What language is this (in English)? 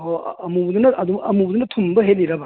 Manipuri